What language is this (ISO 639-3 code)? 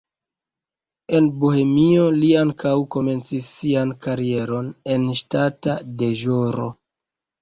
epo